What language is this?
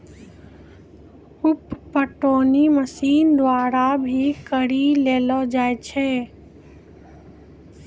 Maithili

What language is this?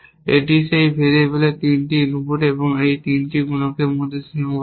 Bangla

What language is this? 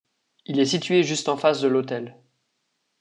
French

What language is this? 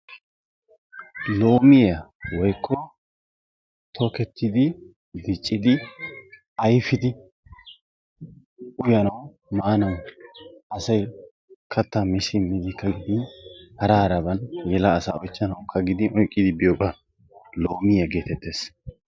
Wolaytta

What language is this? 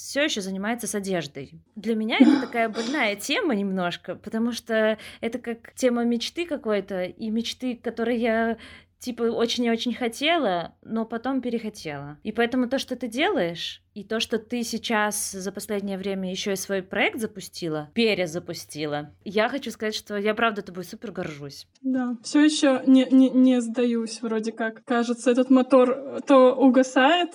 Russian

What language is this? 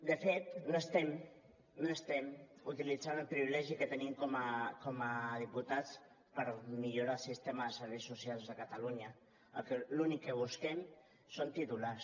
Catalan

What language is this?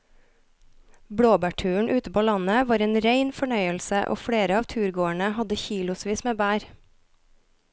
Norwegian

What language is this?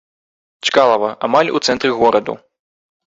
Belarusian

